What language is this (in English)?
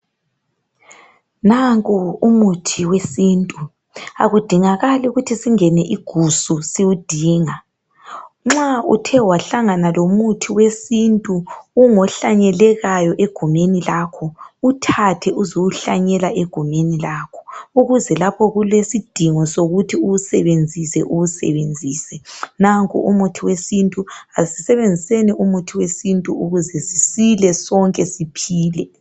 North Ndebele